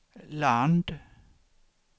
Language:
Swedish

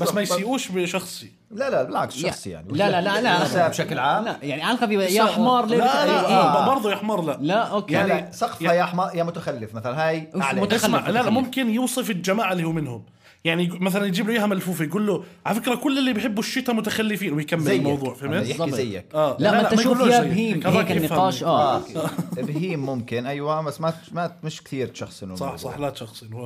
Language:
Arabic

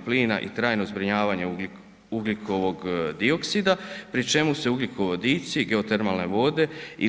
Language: Croatian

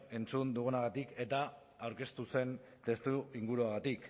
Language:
Basque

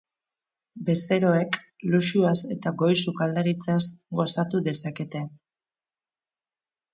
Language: Basque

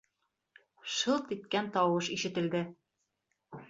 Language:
Bashkir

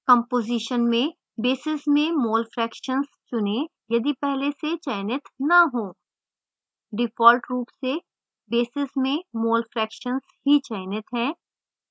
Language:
Hindi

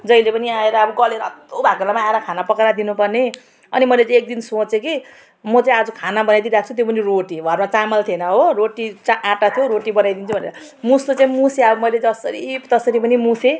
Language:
Nepali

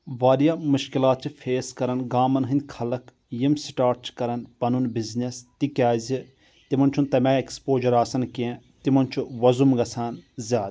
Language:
Kashmiri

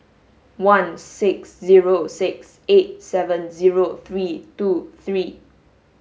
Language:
English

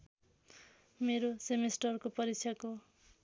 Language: Nepali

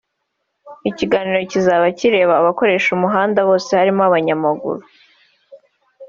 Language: Kinyarwanda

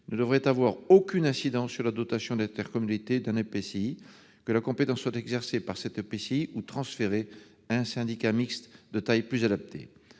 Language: French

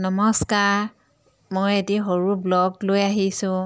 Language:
Assamese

